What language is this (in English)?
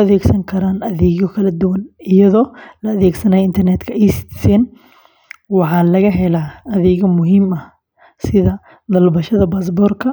Somali